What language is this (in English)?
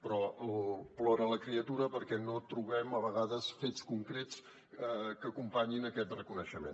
Catalan